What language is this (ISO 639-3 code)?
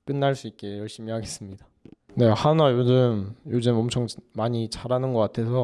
kor